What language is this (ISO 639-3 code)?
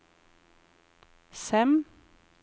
nor